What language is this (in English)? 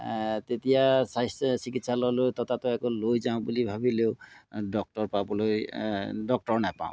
Assamese